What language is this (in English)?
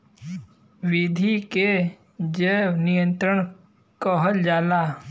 Bhojpuri